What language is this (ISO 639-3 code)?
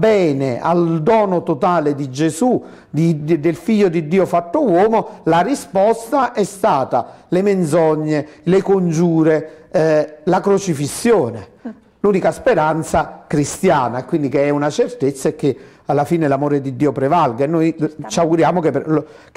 ita